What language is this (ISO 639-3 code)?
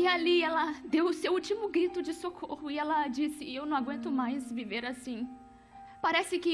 por